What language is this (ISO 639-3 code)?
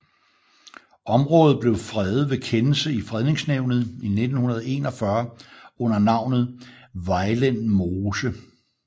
dan